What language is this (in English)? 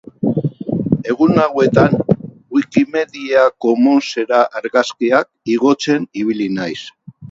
Basque